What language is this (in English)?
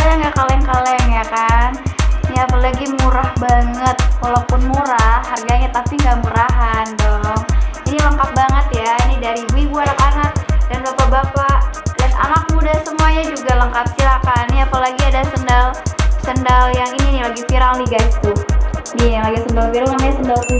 Indonesian